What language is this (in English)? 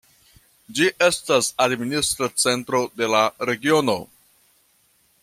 Esperanto